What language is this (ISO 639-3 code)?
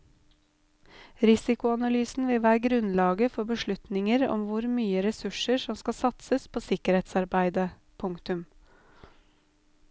nor